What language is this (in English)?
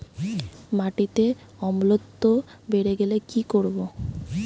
Bangla